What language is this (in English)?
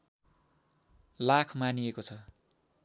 Nepali